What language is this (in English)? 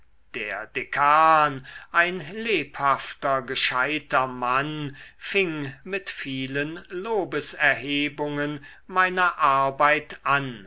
German